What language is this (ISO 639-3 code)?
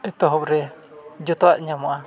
sat